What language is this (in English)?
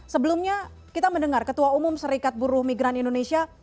Indonesian